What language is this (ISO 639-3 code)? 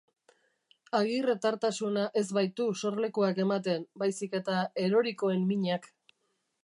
eus